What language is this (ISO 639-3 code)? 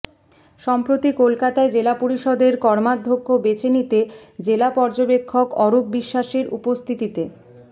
ben